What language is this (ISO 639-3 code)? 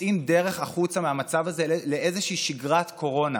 heb